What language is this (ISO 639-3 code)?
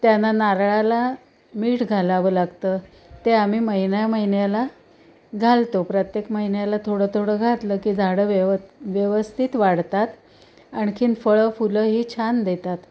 mar